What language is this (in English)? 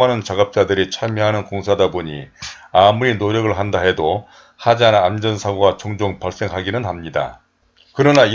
Korean